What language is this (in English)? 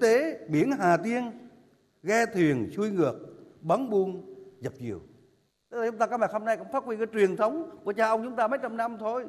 Vietnamese